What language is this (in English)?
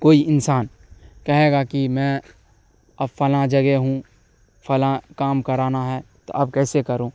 Urdu